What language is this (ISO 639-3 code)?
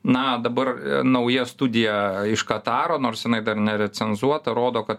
lit